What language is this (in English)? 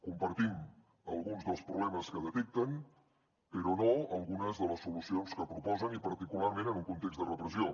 Catalan